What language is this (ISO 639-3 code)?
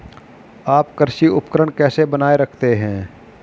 hin